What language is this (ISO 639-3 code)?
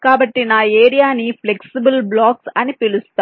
tel